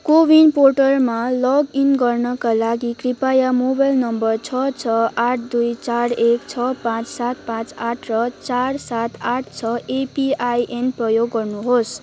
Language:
Nepali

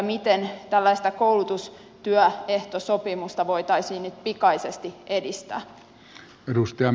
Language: Finnish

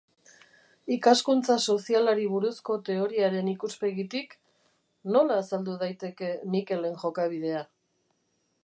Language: Basque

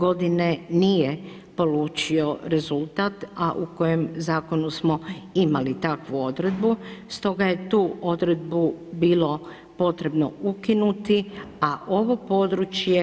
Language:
Croatian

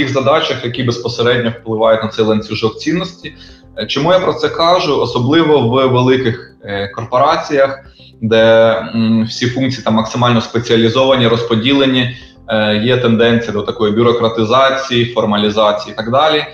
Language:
Ukrainian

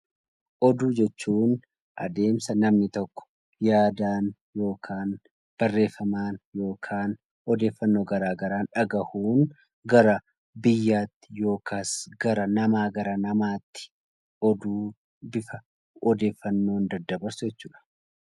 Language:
Oromo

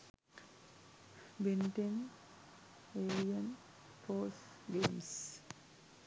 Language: Sinhala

